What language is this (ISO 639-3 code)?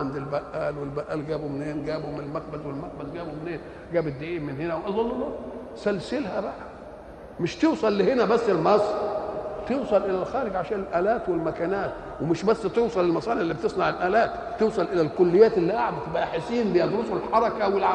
ara